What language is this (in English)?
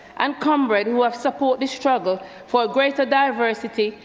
English